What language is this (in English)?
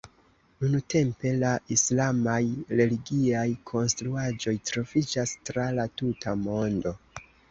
Esperanto